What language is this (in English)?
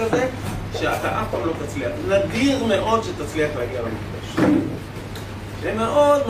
Hebrew